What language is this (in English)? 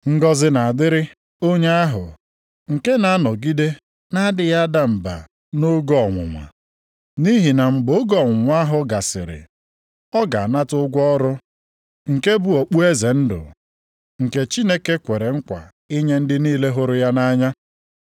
Igbo